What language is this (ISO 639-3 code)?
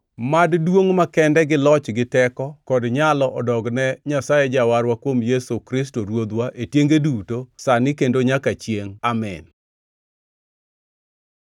luo